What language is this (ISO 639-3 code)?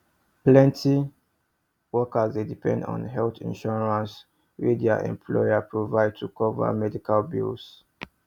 pcm